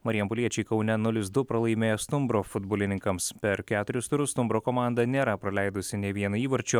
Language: Lithuanian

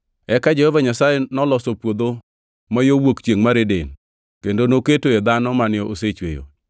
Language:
Luo (Kenya and Tanzania)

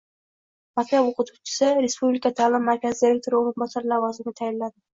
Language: Uzbek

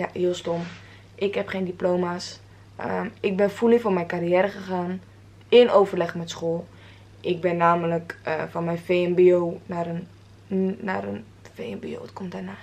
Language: Dutch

